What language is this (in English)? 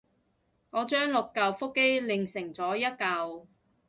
Cantonese